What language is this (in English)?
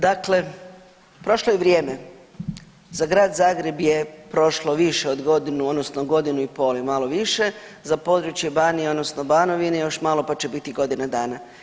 Croatian